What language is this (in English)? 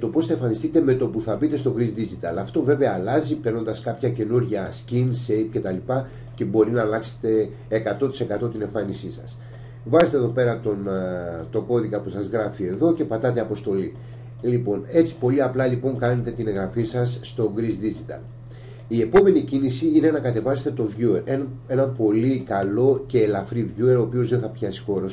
Greek